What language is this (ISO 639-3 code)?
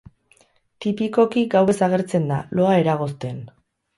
eus